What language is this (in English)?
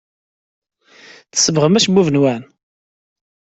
Kabyle